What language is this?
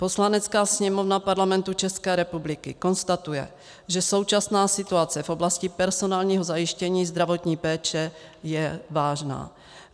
Czech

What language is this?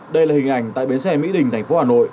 Vietnamese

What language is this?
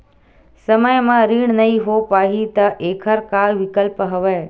Chhattisgarhi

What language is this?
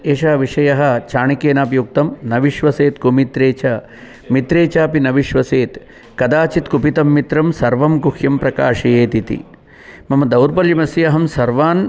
Sanskrit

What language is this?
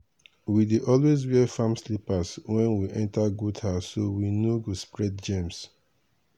Nigerian Pidgin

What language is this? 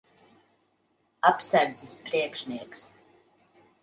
Latvian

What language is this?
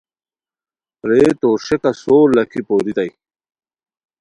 Khowar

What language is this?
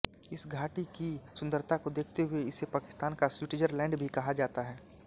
Hindi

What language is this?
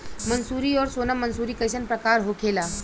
Bhojpuri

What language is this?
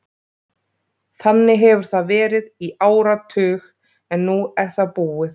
Icelandic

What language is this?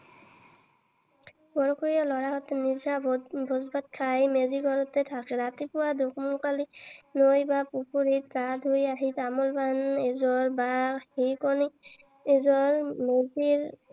Assamese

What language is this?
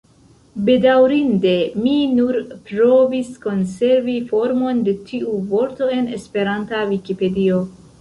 Esperanto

